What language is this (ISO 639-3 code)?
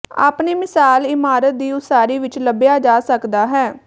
pan